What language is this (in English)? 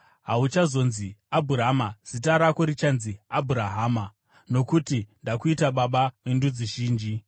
Shona